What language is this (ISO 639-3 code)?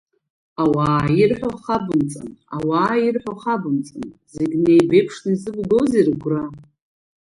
abk